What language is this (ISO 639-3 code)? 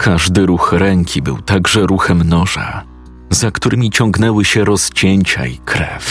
pol